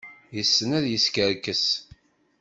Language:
Kabyle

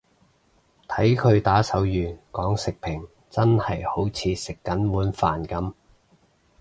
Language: Cantonese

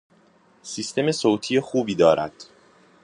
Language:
Persian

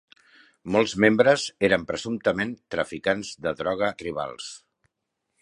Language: Catalan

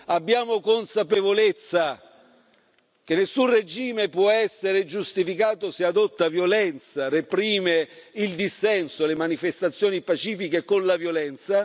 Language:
Italian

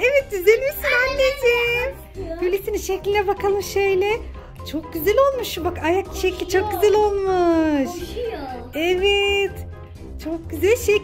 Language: Turkish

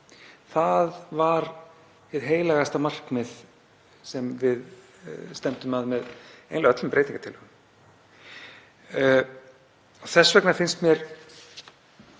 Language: Icelandic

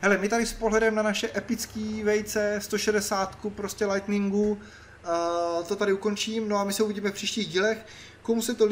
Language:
Czech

